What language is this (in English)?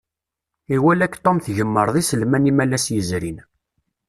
Kabyle